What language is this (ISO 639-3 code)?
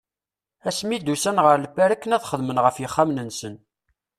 kab